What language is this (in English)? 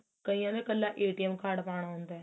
Punjabi